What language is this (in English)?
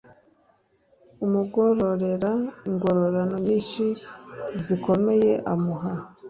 Kinyarwanda